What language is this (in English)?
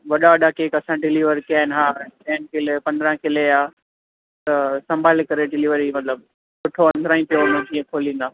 Sindhi